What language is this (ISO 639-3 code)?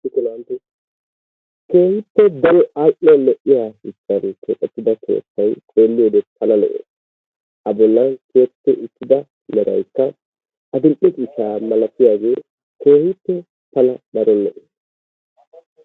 wal